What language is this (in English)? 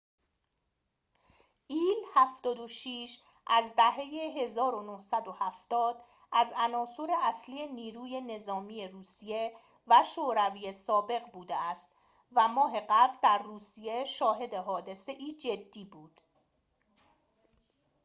Persian